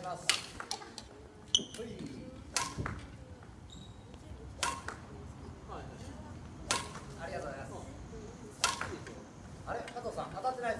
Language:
Japanese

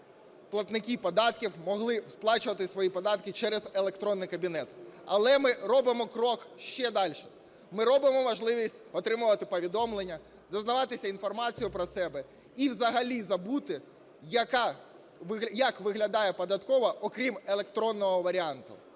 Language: Ukrainian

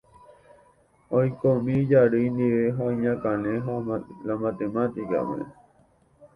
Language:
Guarani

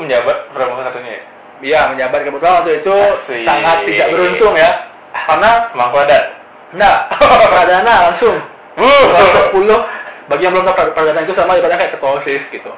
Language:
Indonesian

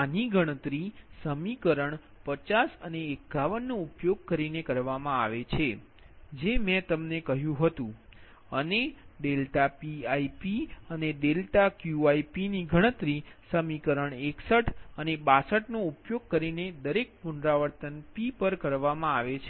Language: Gujarati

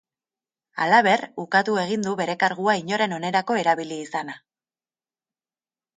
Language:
Basque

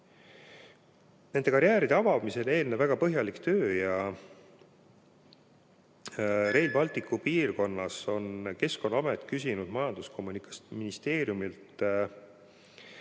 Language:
Estonian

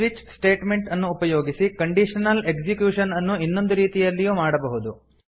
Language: Kannada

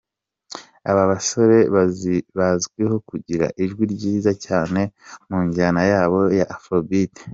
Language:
Kinyarwanda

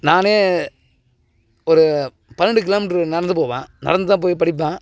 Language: Tamil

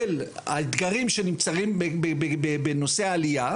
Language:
Hebrew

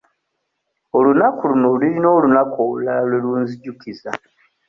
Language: Ganda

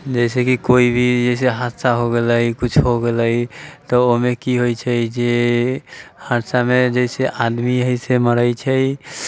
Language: Maithili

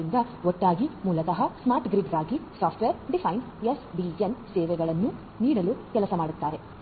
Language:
Kannada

